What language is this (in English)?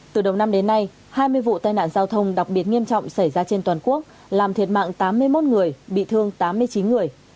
Vietnamese